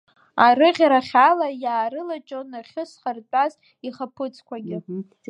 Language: Abkhazian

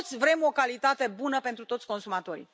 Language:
Romanian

